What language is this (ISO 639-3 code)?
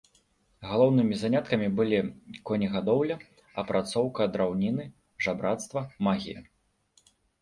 bel